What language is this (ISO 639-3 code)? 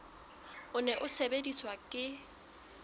sot